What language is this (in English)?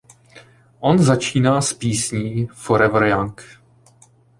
Czech